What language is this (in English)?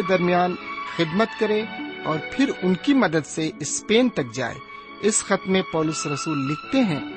Urdu